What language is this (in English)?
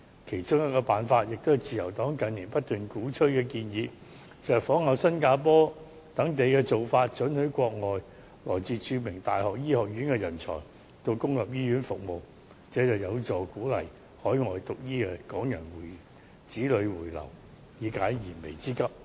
Cantonese